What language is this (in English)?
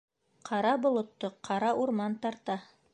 Bashkir